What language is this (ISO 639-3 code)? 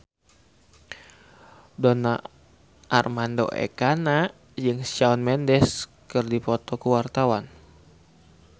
sun